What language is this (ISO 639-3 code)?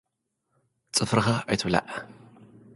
tir